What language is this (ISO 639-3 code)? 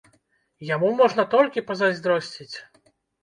bel